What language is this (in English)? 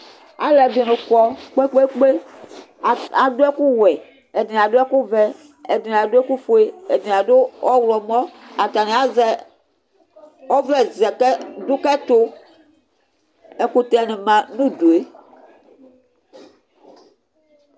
Ikposo